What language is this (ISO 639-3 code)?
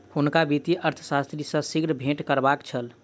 mai